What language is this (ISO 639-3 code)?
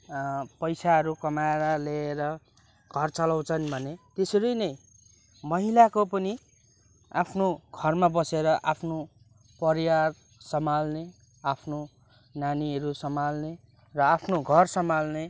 nep